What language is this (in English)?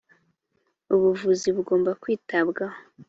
Kinyarwanda